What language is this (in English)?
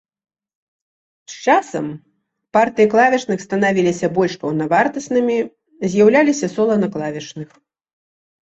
Belarusian